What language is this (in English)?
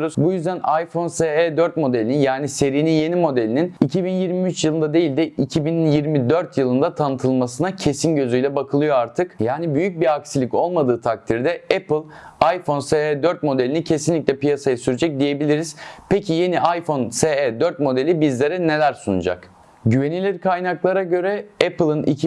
Turkish